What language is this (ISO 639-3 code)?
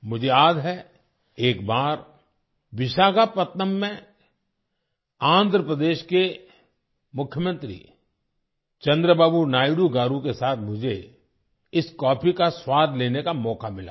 hin